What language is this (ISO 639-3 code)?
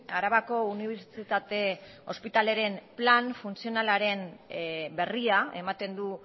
eus